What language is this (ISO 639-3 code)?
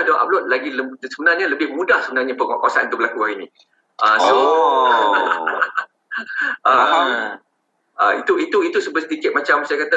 msa